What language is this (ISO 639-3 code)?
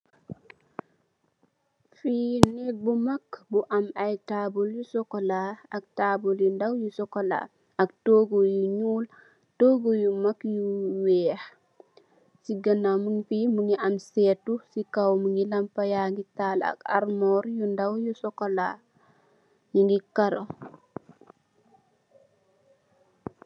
wol